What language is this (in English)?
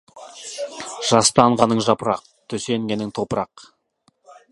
Kazakh